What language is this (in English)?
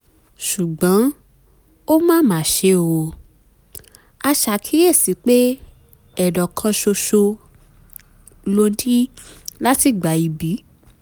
Yoruba